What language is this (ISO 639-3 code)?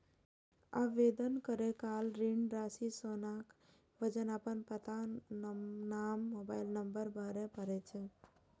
mai